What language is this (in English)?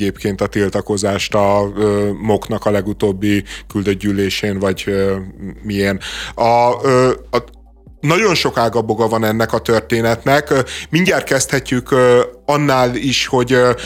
Hungarian